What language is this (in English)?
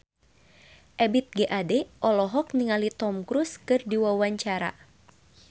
Sundanese